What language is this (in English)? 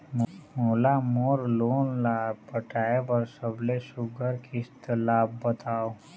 Chhattisgarhi